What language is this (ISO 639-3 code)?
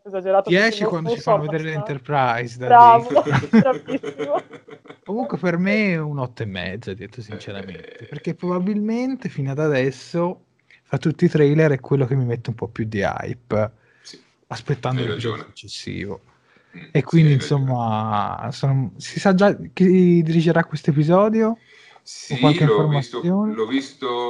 ita